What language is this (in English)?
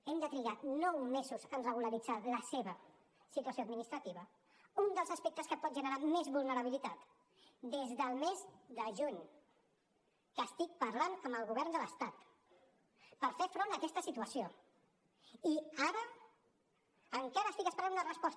Catalan